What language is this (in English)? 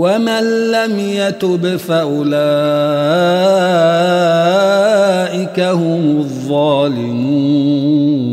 Arabic